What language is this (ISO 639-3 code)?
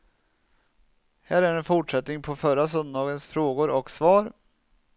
swe